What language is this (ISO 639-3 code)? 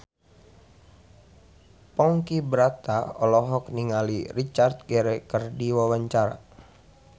sun